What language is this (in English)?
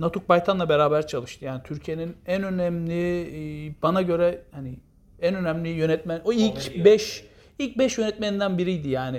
Turkish